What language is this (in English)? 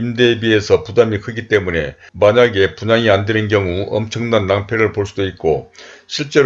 Korean